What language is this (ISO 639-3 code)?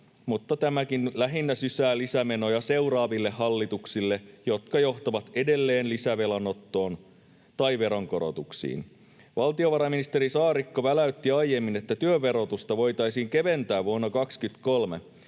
fin